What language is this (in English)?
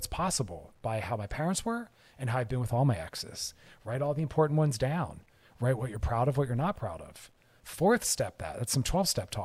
English